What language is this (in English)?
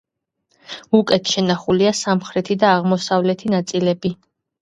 Georgian